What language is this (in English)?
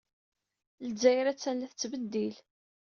Kabyle